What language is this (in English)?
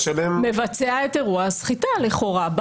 Hebrew